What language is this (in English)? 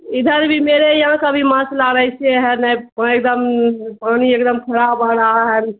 Urdu